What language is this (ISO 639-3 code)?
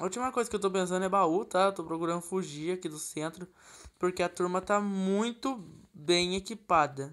por